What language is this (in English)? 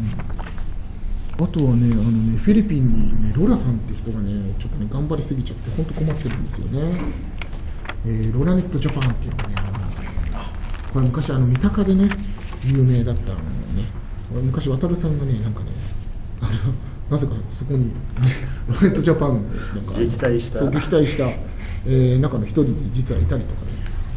Japanese